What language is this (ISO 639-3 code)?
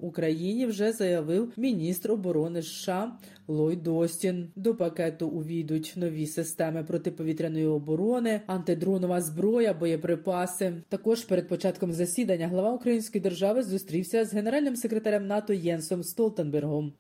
ukr